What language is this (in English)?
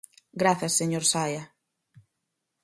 Galician